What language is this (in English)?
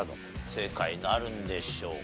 Japanese